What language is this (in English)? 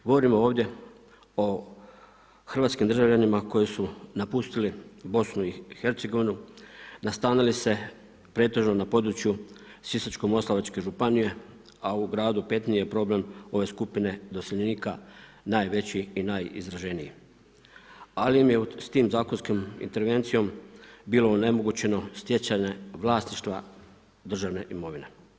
Croatian